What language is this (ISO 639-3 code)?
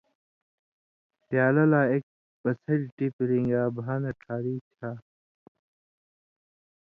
mvy